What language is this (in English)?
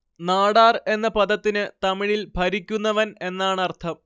Malayalam